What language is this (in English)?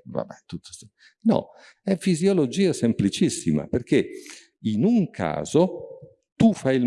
Italian